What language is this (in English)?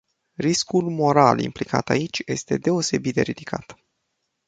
Romanian